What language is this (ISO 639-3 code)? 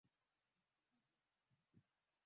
swa